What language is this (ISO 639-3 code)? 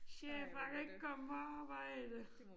dan